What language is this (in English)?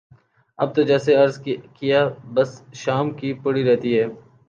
Urdu